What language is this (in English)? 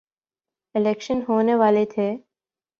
Urdu